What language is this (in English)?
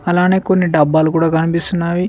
Telugu